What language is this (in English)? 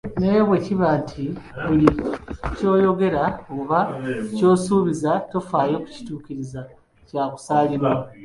Ganda